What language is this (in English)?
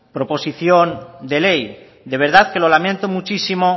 Spanish